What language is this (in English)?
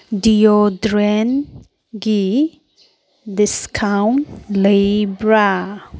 Manipuri